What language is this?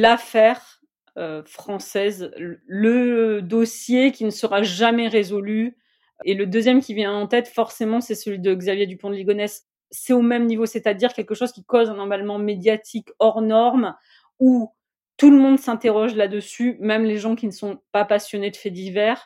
French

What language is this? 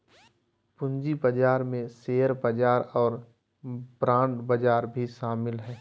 Magahi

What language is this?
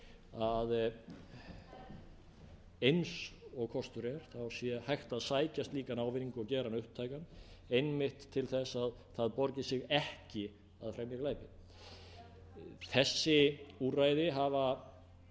Icelandic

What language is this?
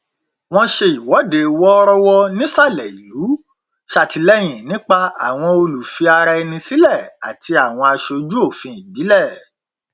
Yoruba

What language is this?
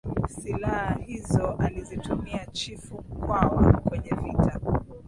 Swahili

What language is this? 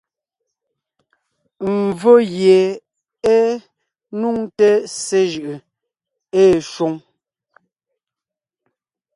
Ngiemboon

